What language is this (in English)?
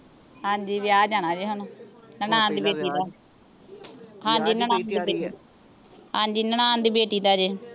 Punjabi